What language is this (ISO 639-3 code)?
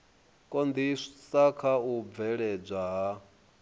ven